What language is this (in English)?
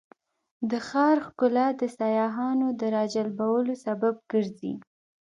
Pashto